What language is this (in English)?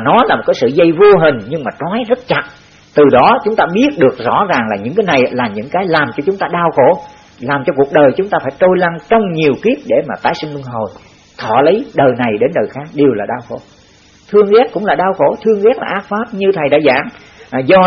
Vietnamese